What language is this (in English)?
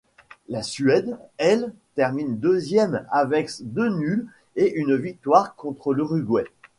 French